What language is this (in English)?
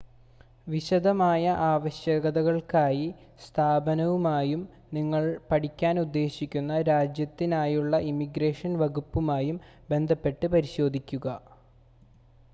Malayalam